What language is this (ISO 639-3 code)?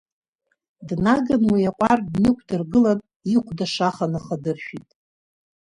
abk